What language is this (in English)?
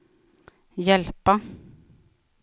Swedish